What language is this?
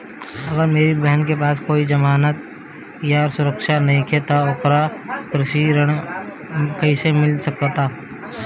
Bhojpuri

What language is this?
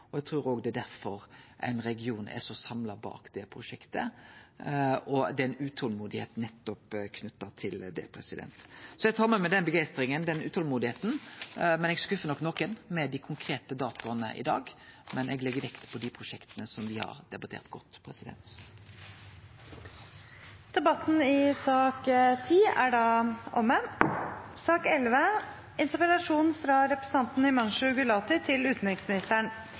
Norwegian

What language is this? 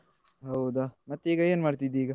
Kannada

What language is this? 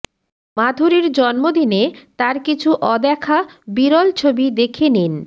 Bangla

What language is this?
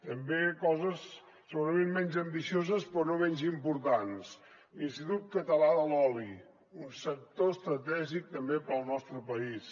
Catalan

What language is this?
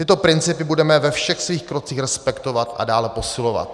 Czech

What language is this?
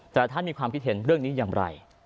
Thai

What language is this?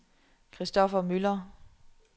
Danish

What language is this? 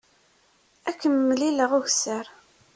Kabyle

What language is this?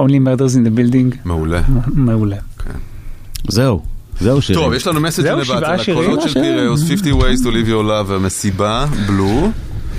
Hebrew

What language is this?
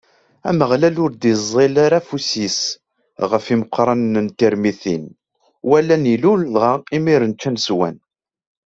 Kabyle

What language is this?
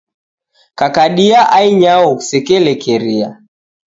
Taita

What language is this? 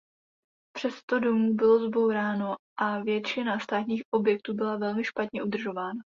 Czech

